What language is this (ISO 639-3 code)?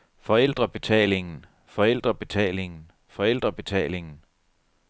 dan